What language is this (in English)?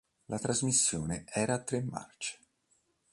Italian